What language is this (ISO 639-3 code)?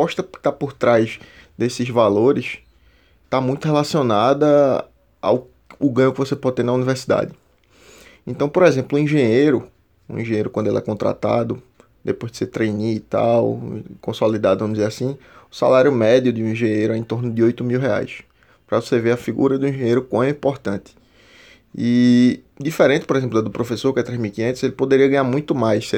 por